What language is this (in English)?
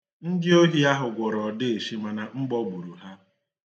Igbo